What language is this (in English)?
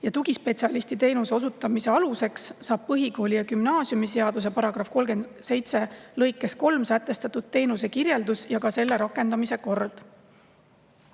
Estonian